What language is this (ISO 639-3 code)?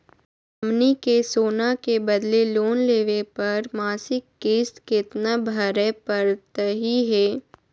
mag